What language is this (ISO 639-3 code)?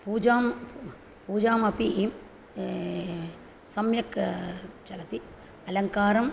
san